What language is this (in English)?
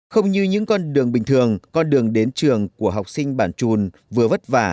Vietnamese